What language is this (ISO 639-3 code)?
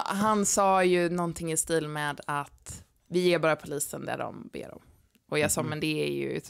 swe